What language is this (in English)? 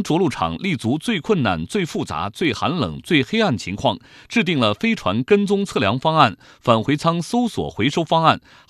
Chinese